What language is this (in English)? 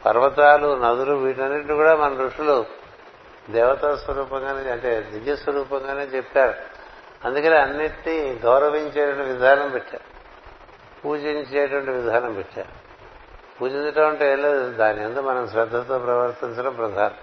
Telugu